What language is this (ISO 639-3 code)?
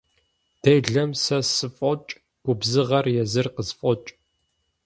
kbd